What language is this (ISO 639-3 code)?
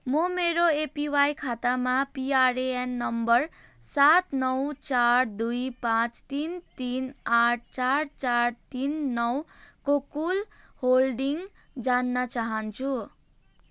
nep